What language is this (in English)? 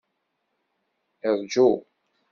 Kabyle